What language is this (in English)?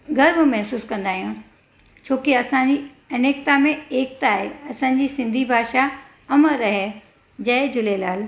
Sindhi